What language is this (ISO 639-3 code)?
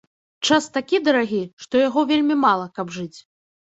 bel